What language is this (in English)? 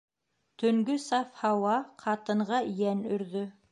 Bashkir